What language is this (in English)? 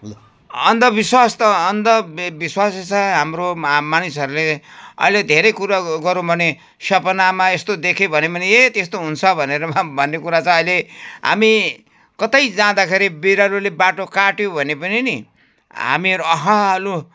Nepali